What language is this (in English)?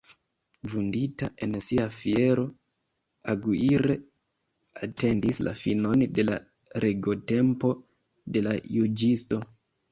Esperanto